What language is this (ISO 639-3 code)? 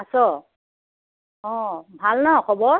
asm